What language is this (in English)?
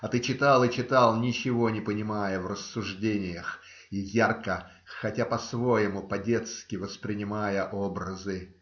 Russian